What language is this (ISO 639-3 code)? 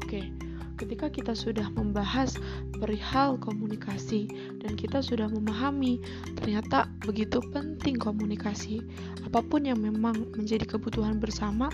ind